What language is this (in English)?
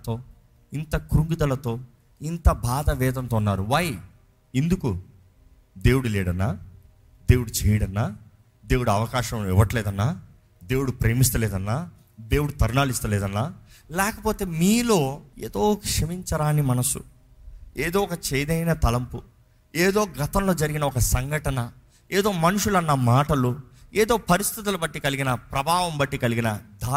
Telugu